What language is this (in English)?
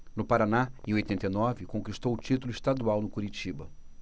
Portuguese